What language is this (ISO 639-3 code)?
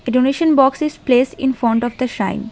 eng